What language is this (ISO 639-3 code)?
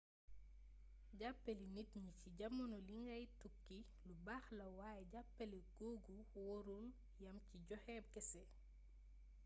wol